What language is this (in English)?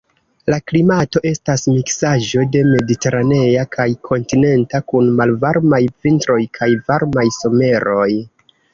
Esperanto